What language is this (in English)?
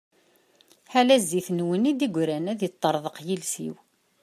Kabyle